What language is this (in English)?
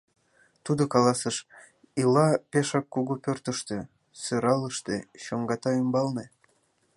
Mari